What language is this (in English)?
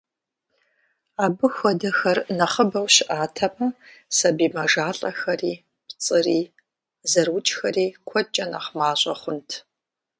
Kabardian